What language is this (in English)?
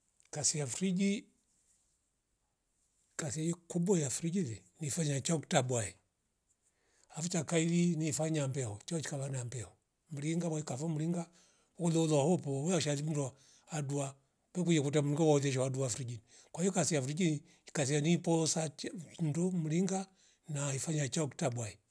Rombo